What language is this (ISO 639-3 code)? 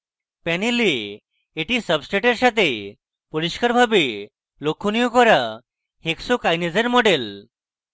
ben